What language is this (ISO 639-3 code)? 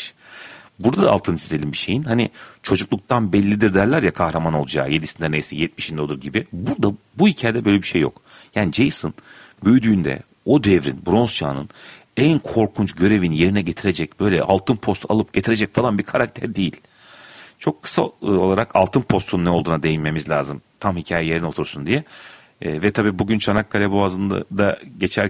tur